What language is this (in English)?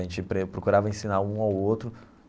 Portuguese